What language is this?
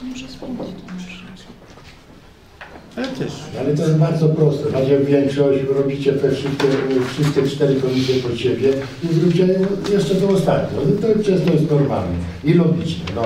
Polish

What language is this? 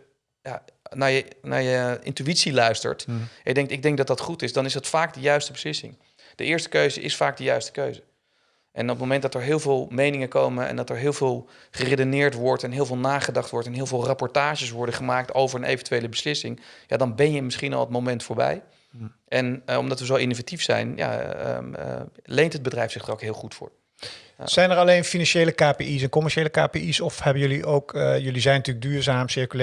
Dutch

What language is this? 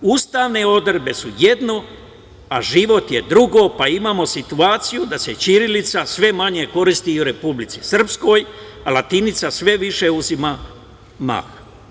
Serbian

